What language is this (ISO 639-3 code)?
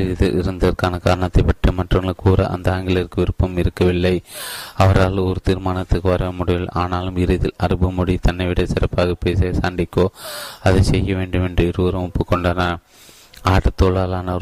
tam